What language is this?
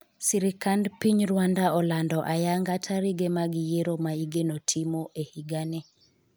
Luo (Kenya and Tanzania)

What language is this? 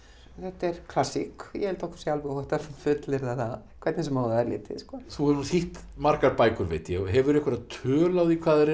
Icelandic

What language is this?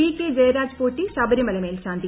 Malayalam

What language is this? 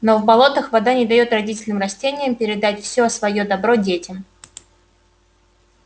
Russian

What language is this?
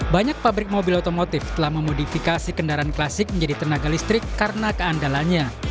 Indonesian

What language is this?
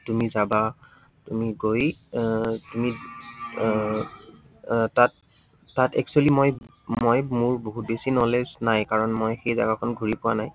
Assamese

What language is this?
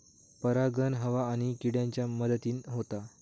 Marathi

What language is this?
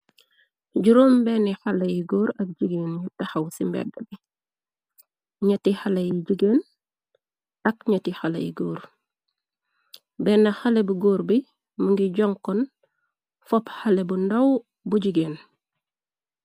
Wolof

